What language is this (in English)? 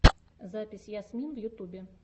Russian